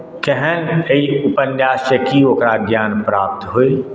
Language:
Maithili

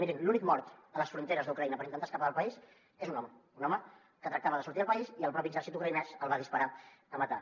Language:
Catalan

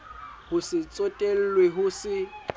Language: Southern Sotho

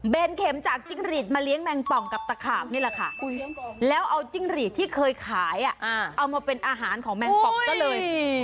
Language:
Thai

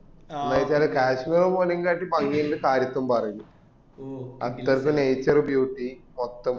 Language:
Malayalam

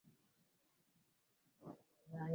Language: Swahili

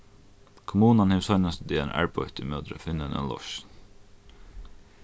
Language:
Faroese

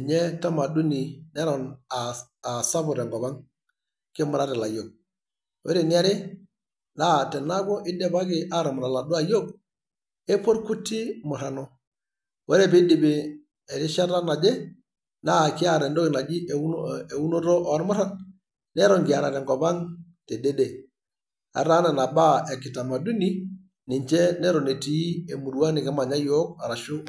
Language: Masai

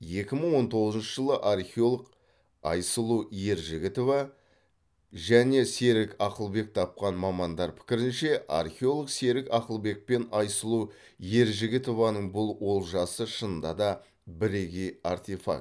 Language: Kazakh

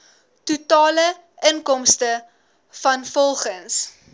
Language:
Afrikaans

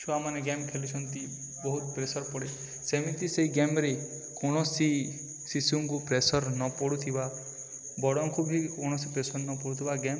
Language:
Odia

